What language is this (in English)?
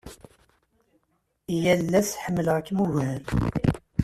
Kabyle